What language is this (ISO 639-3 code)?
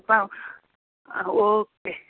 nep